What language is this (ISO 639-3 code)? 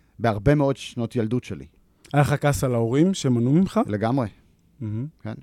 heb